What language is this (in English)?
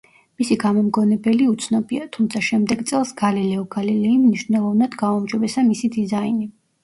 Georgian